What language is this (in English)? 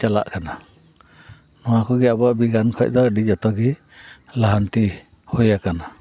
Santali